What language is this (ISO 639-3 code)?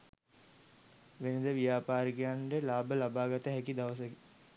sin